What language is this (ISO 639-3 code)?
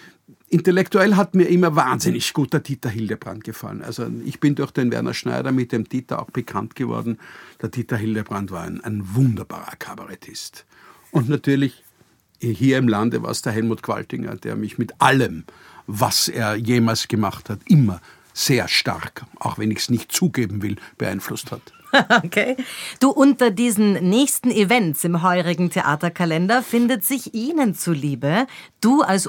deu